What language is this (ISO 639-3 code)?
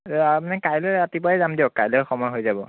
asm